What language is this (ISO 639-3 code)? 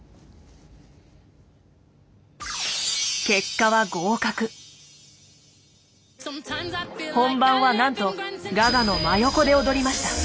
jpn